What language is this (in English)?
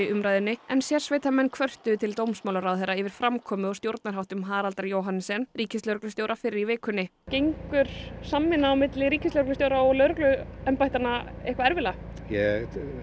Icelandic